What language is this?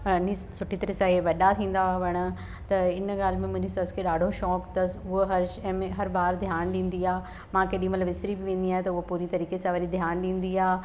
Sindhi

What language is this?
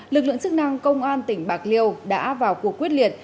Vietnamese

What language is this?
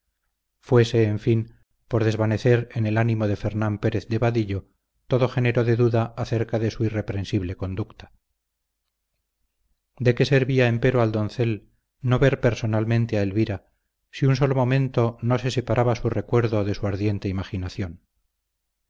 Spanish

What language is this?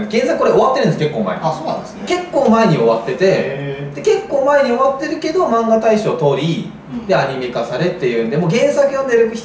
Japanese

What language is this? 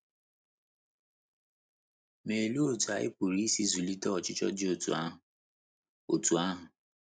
Igbo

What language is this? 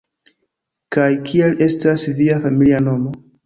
Esperanto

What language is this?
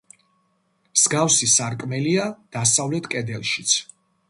Georgian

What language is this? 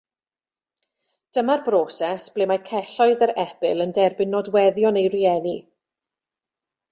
Welsh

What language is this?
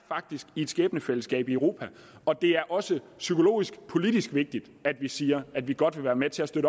Danish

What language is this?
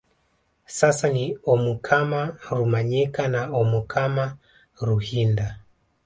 Swahili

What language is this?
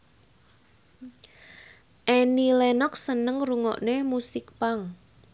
Javanese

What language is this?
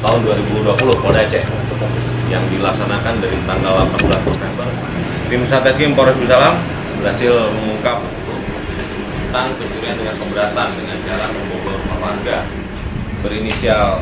Indonesian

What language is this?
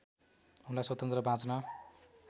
Nepali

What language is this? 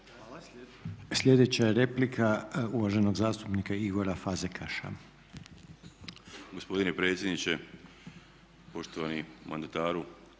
Croatian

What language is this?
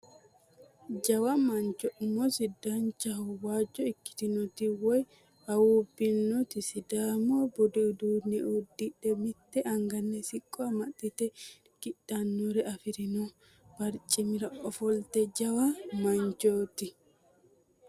Sidamo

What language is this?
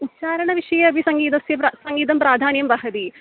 Sanskrit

